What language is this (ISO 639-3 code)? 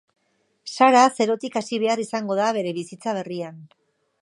eus